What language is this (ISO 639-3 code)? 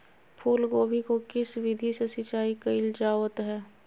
mag